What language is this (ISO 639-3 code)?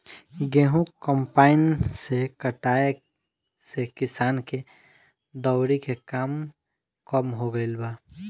bho